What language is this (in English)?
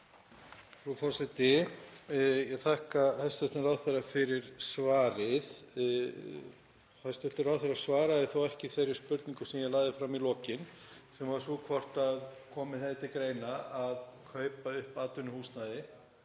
Icelandic